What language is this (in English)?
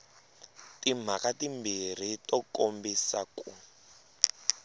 Tsonga